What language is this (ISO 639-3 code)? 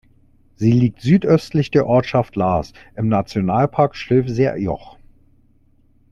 deu